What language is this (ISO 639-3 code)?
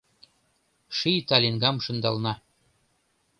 chm